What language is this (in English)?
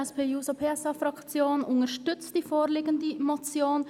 Swiss German